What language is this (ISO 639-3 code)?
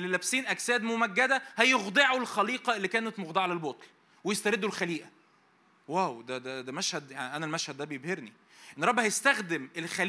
ara